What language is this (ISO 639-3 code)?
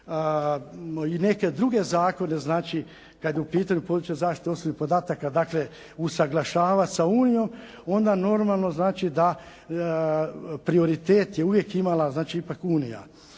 hrv